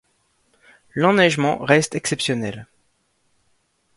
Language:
French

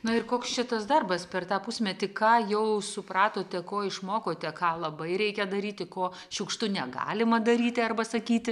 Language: Lithuanian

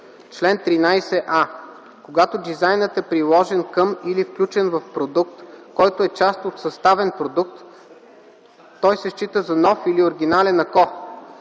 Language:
Bulgarian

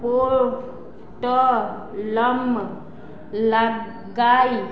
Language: Maithili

